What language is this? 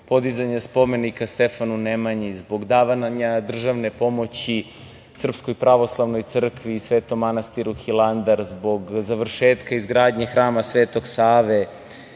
Serbian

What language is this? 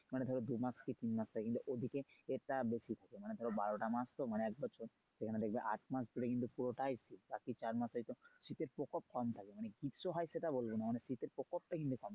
Bangla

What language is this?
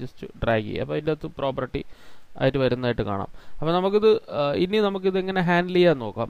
Hindi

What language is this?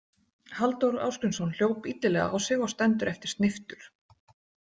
Icelandic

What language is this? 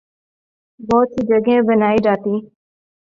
Urdu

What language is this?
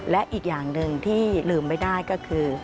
Thai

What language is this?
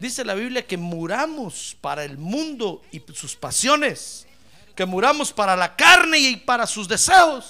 Spanish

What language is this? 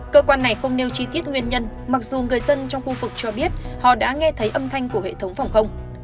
Vietnamese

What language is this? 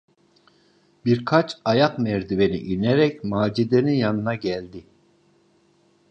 Turkish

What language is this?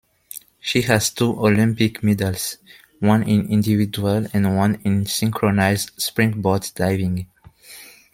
English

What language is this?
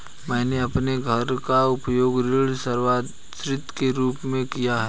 Hindi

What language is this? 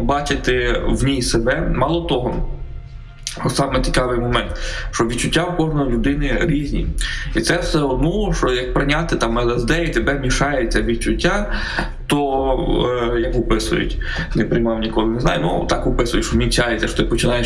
Ukrainian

